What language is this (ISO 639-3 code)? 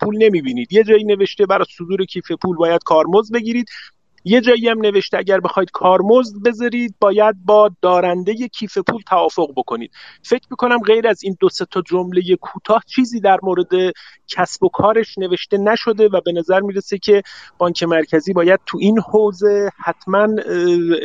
fas